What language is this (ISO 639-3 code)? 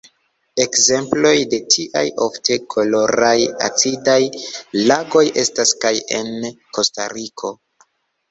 epo